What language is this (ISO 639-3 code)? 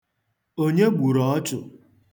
ibo